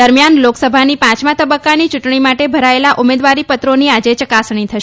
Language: Gujarati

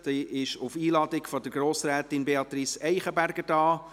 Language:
Swiss German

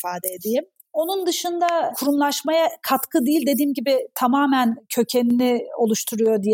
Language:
Turkish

